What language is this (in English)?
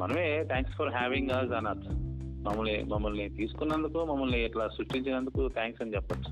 Telugu